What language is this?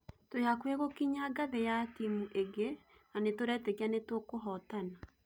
Kikuyu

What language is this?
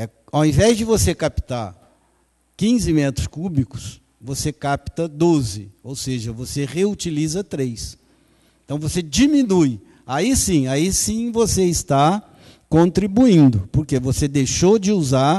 Portuguese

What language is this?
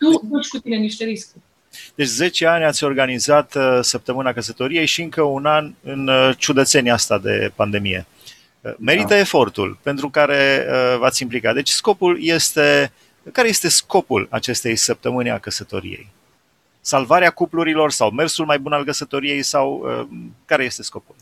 Romanian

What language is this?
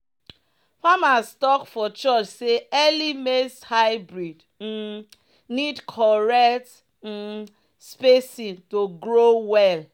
Nigerian Pidgin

